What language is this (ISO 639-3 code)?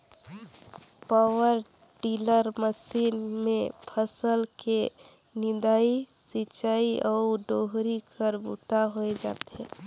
hne